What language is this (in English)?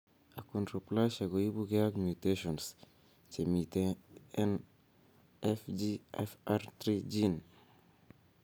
Kalenjin